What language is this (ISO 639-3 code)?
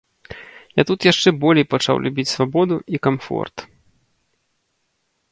bel